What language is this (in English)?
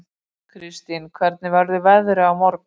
Icelandic